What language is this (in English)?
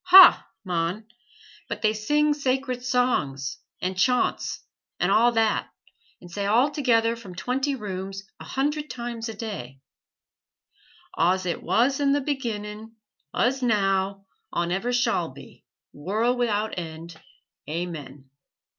English